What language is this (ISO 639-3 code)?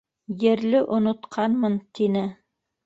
bak